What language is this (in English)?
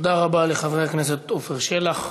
Hebrew